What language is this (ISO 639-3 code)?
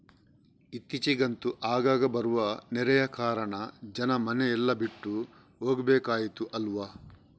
kan